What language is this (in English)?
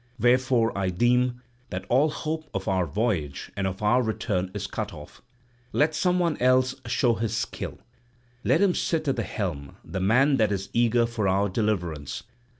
English